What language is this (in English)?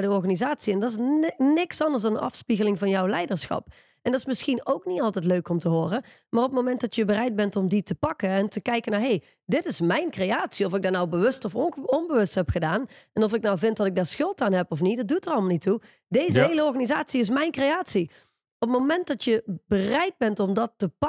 Dutch